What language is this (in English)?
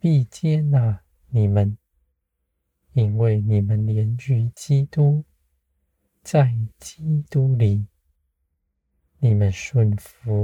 Chinese